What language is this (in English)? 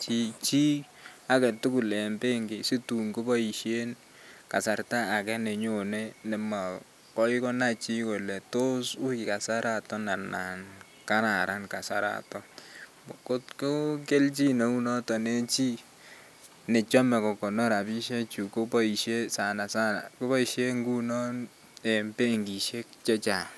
Kalenjin